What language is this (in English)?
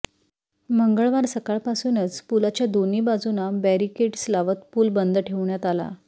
Marathi